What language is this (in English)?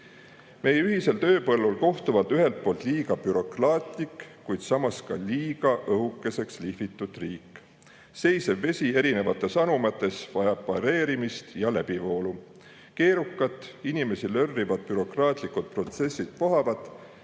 Estonian